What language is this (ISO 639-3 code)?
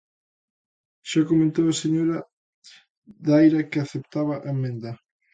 glg